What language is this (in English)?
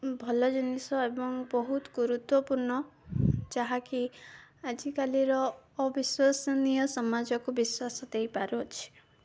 Odia